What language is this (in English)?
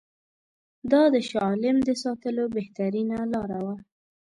Pashto